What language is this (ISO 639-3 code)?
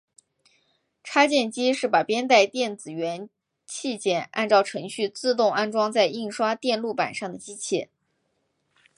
zho